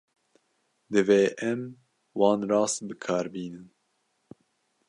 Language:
Kurdish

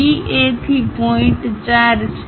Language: Gujarati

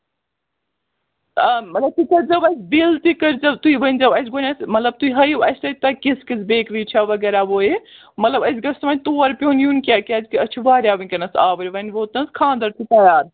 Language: Kashmiri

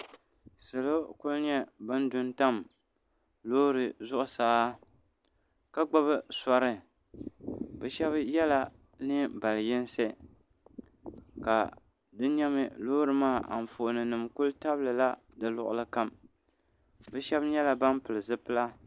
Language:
Dagbani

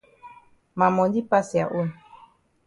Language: Cameroon Pidgin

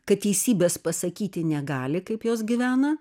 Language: Lithuanian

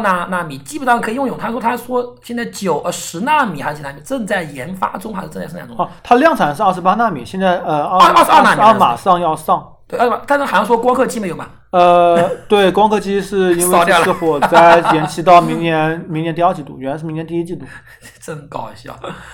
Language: Chinese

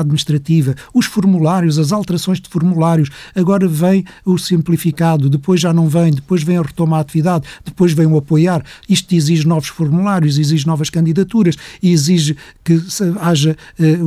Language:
Portuguese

